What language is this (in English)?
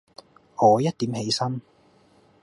Cantonese